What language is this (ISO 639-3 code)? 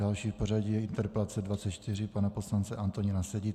ces